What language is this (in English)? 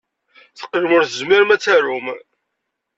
Kabyle